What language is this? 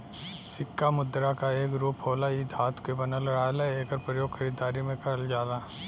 Bhojpuri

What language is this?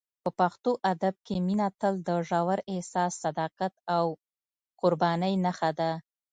Pashto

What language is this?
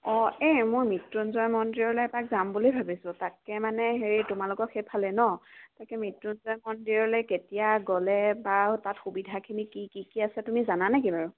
Assamese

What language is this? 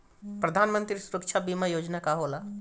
Bhojpuri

